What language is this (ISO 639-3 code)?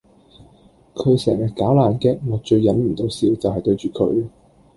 yue